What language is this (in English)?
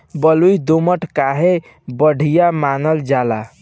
Bhojpuri